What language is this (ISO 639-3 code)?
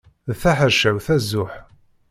kab